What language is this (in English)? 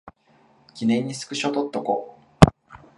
Japanese